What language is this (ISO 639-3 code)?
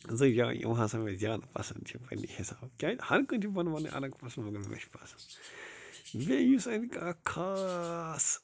kas